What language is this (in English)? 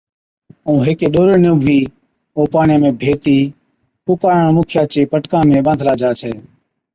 Od